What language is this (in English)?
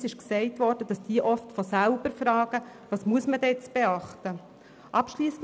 Swiss German